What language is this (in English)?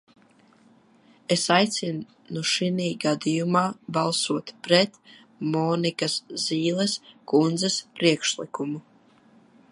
Latvian